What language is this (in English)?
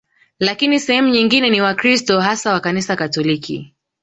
Swahili